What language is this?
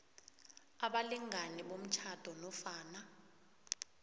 South Ndebele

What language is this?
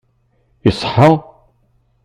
Kabyle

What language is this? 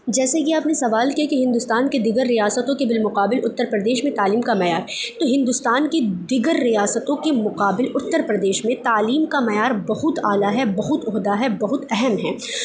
Urdu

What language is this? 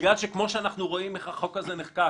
Hebrew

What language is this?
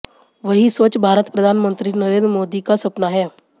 Hindi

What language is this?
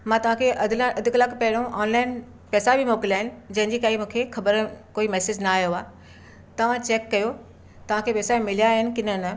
Sindhi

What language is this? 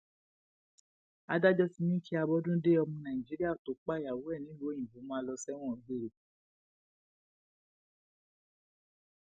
Yoruba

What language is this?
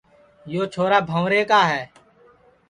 Sansi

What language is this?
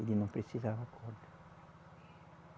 Portuguese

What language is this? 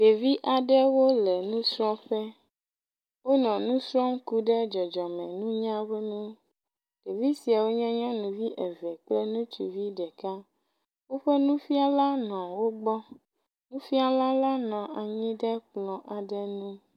Ewe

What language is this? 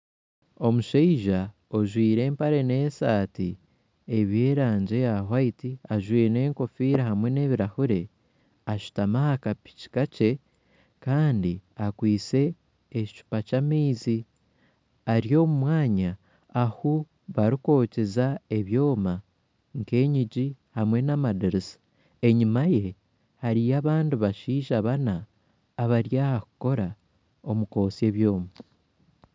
Nyankole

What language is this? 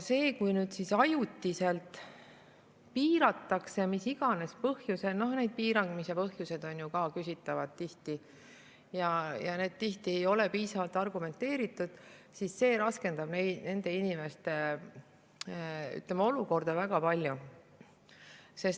Estonian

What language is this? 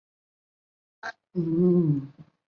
Chinese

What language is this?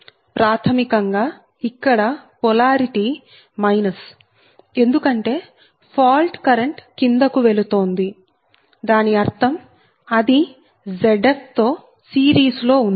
Telugu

